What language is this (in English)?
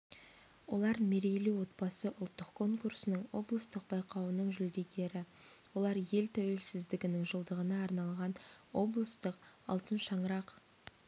Kazakh